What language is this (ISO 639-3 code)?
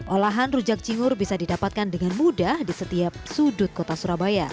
ind